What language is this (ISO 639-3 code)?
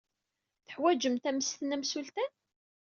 kab